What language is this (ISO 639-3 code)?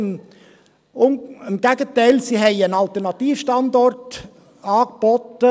gsw